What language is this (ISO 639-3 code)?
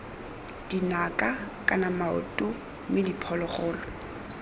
tsn